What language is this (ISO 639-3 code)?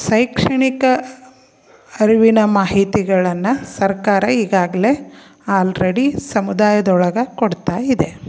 kan